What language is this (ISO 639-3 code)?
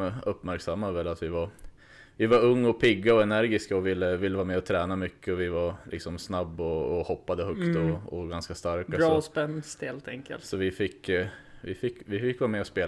swe